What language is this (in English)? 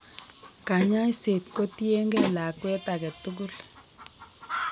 Kalenjin